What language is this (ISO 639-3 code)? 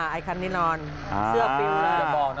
tha